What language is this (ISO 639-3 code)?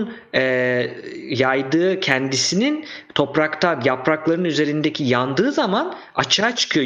tur